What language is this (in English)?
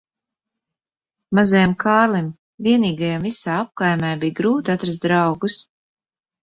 Latvian